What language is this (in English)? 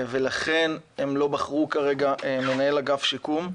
Hebrew